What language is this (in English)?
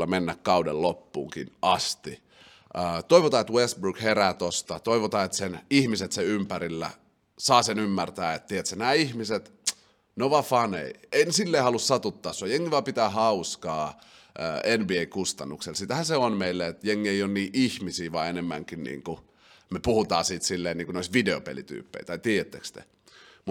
Finnish